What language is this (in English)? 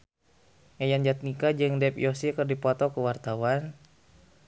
Sundanese